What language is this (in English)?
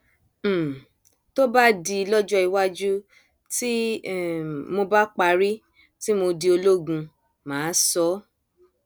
Yoruba